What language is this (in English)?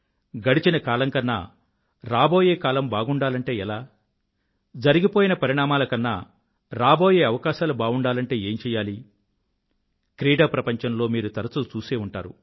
Telugu